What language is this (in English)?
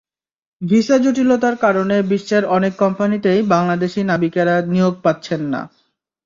Bangla